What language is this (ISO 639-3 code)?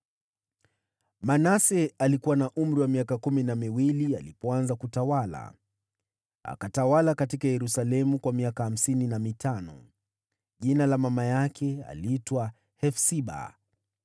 swa